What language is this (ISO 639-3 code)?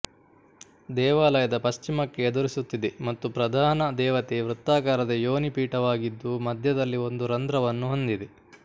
kan